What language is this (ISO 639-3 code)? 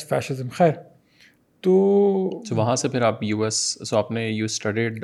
urd